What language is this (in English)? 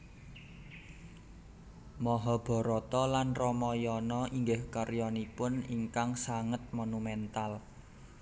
Javanese